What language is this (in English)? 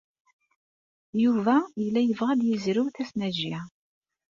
Kabyle